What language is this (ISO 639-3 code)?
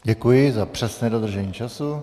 ces